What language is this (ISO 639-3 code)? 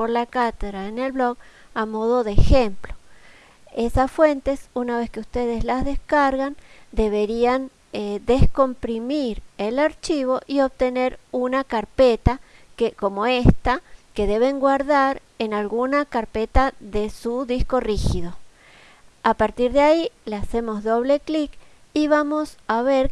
spa